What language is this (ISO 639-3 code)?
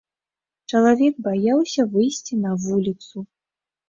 bel